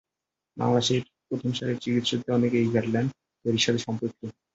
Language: Bangla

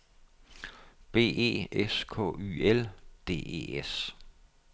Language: Danish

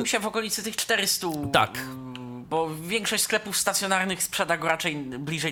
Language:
Polish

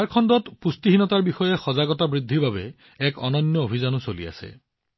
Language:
Assamese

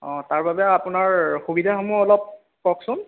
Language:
Assamese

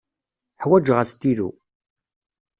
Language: Kabyle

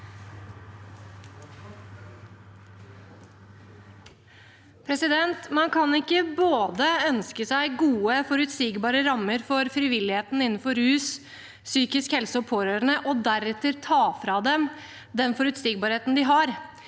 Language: Norwegian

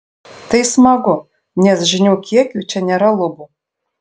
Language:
Lithuanian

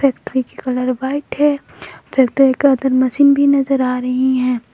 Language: Hindi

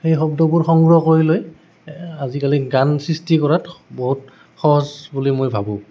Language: Assamese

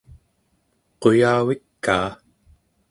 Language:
Central Yupik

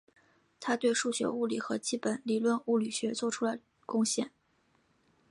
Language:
Chinese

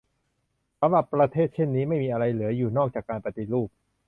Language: Thai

